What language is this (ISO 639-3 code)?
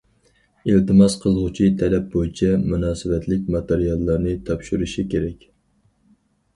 uig